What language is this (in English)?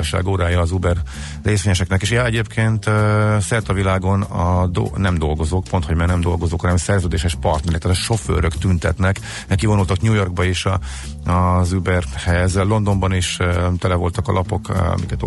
Hungarian